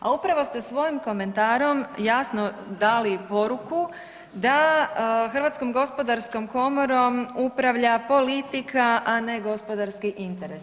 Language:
Croatian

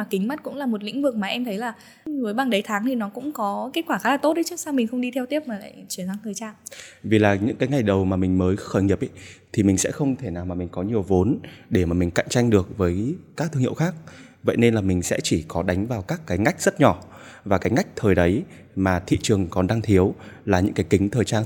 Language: Vietnamese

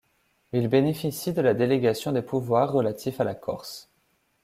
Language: French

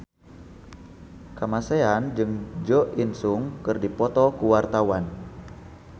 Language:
Sundanese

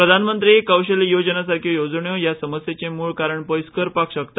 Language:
Konkani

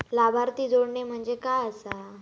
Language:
Marathi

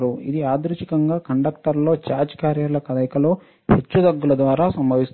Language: Telugu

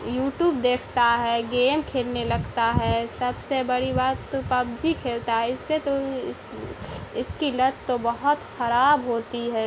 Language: Urdu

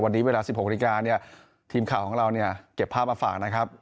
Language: Thai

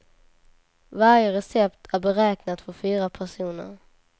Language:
Swedish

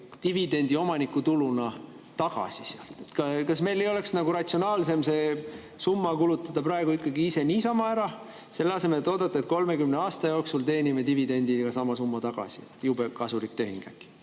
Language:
Estonian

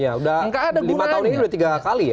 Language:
Indonesian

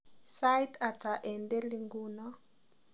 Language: Kalenjin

